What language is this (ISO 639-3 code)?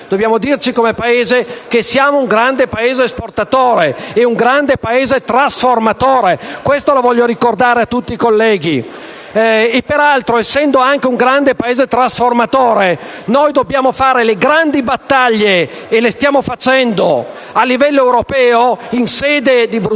ita